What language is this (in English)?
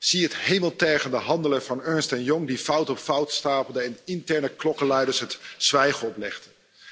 Dutch